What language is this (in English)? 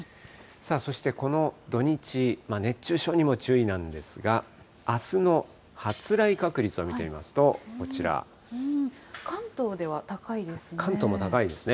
Japanese